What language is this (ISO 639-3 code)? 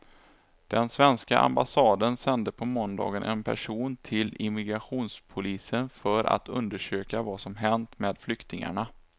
swe